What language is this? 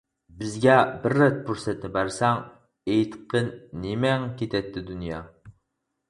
Uyghur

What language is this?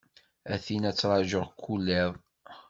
Kabyle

